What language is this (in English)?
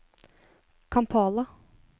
Norwegian